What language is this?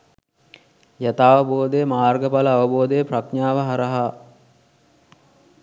Sinhala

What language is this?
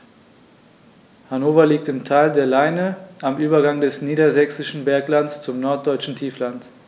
German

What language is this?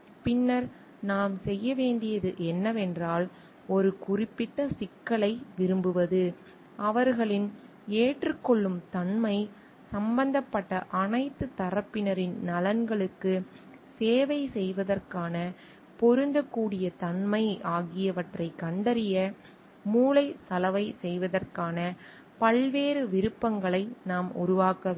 Tamil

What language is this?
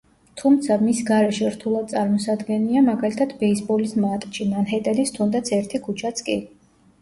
Georgian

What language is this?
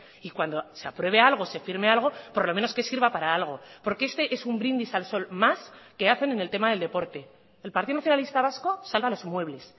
Spanish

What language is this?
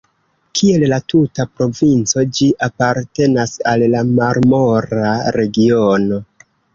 Esperanto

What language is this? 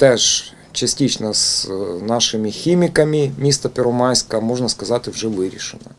Ukrainian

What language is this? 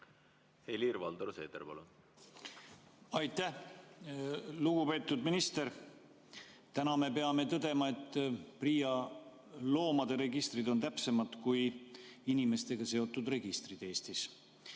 Estonian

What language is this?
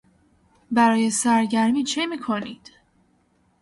Persian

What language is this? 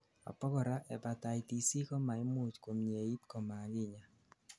Kalenjin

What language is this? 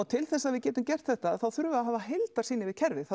Icelandic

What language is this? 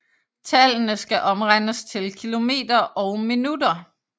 Danish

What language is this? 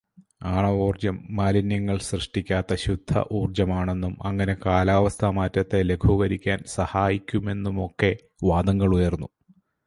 Malayalam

